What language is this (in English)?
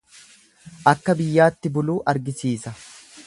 Oromo